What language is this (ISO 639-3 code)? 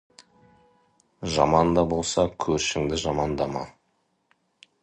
kaz